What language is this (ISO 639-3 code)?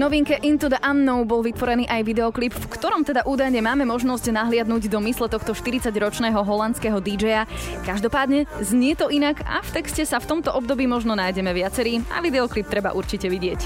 slk